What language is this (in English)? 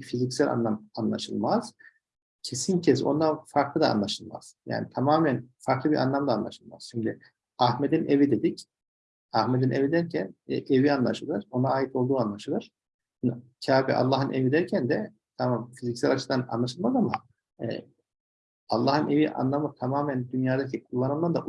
Turkish